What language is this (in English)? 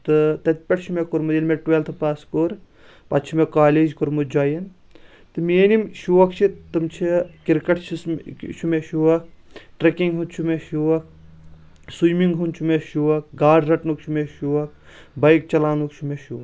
Kashmiri